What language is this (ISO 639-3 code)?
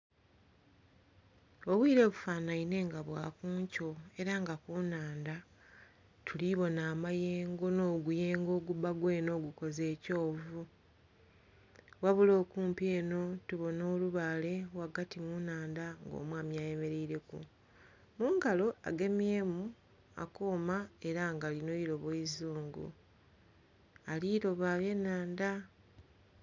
xog